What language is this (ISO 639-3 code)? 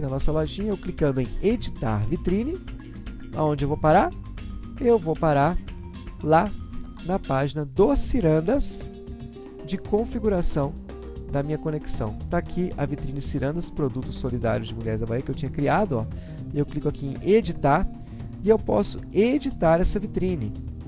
por